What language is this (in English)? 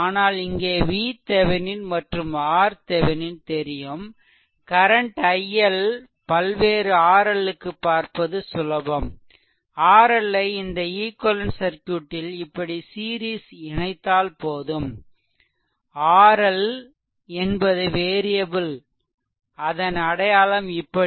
Tamil